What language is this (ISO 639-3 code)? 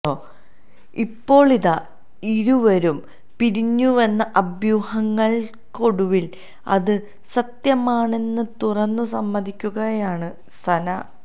mal